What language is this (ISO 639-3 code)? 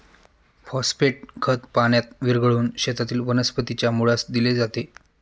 mar